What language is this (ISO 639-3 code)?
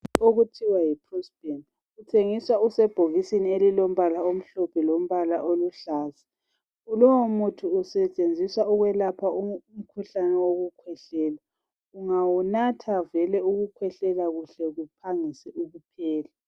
nde